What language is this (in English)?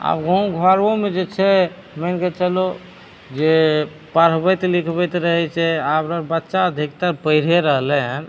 Maithili